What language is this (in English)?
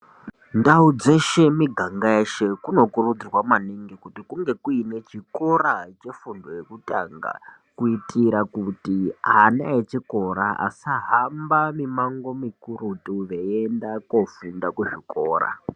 Ndau